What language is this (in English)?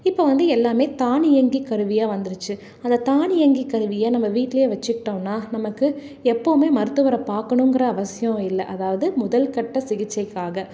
Tamil